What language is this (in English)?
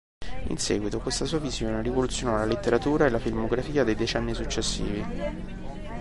Italian